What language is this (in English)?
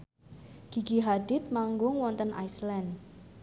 Javanese